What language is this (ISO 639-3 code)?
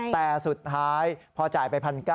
tha